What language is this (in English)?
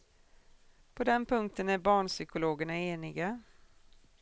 Swedish